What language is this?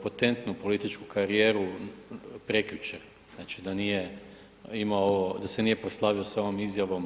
Croatian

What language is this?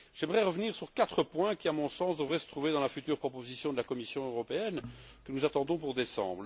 French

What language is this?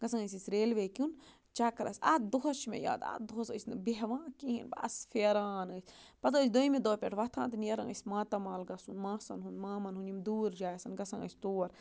Kashmiri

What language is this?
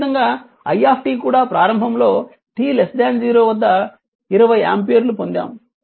Telugu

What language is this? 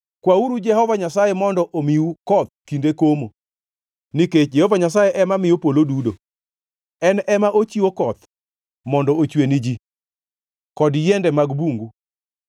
Luo (Kenya and Tanzania)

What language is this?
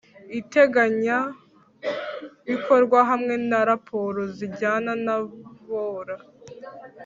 Kinyarwanda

